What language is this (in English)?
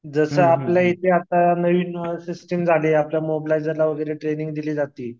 Marathi